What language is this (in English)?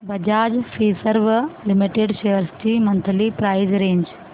Marathi